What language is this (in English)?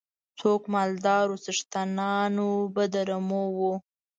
Pashto